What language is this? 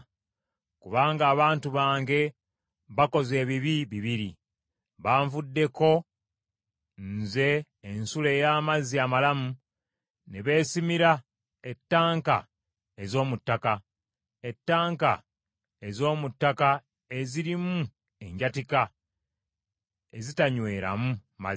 Ganda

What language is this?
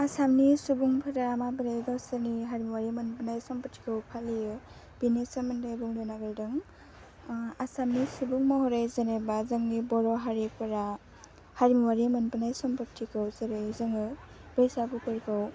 Bodo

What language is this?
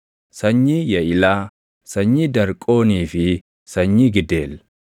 Oromo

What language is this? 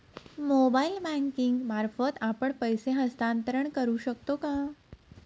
Marathi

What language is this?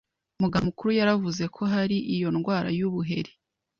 Kinyarwanda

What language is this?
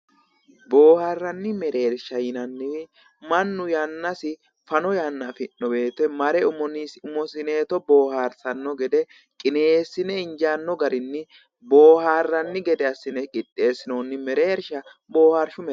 Sidamo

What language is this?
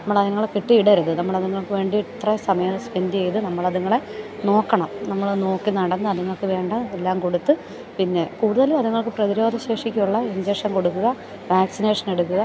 Malayalam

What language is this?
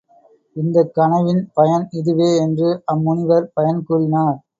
Tamil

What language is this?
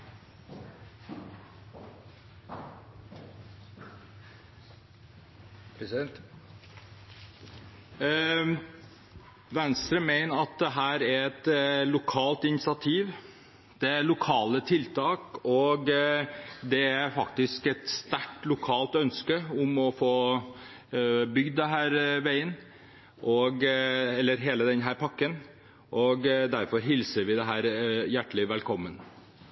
Norwegian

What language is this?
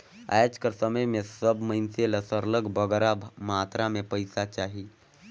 Chhattisgarhi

